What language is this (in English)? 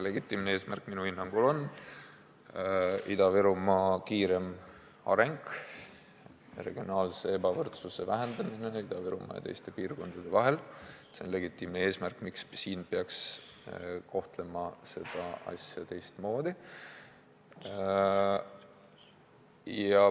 Estonian